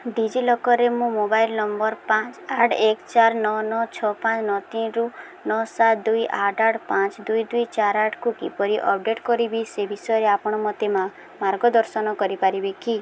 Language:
Odia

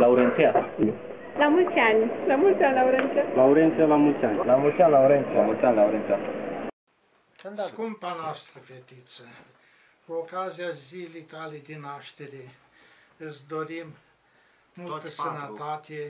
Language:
Romanian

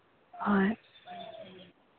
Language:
Manipuri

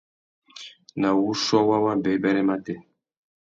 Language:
Tuki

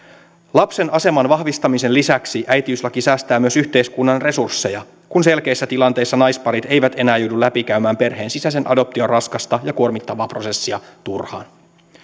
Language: Finnish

